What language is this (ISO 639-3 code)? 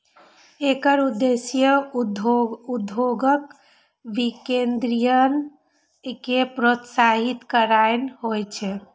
mai